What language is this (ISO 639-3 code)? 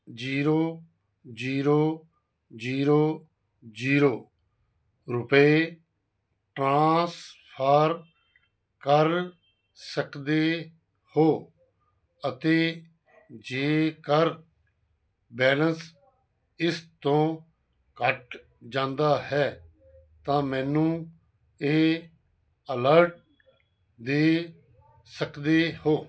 pan